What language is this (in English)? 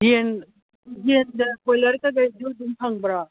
Manipuri